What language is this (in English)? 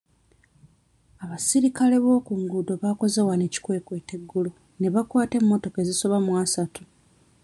Ganda